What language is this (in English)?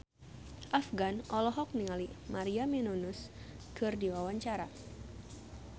Sundanese